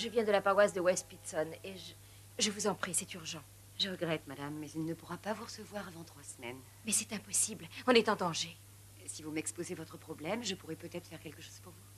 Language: French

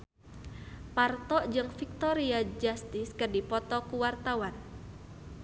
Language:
Sundanese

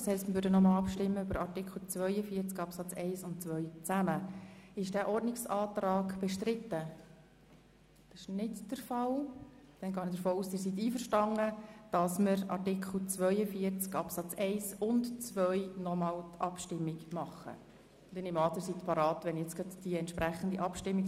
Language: Swiss German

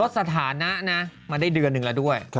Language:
Thai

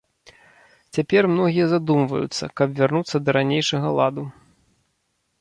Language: Belarusian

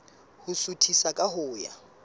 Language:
Southern Sotho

